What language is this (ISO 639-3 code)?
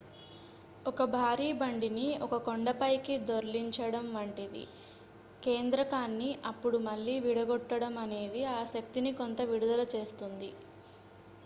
tel